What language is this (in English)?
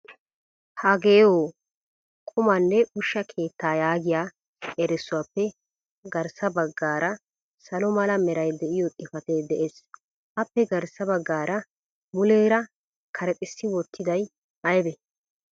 Wolaytta